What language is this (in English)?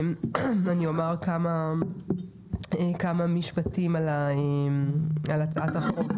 Hebrew